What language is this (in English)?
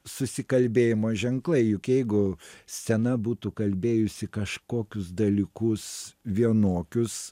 Lithuanian